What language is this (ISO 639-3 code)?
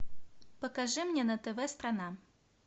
rus